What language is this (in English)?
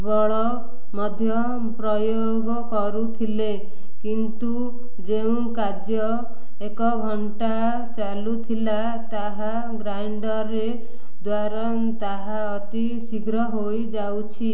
Odia